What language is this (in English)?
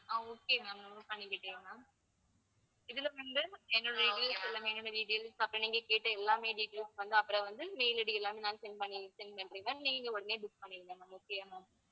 Tamil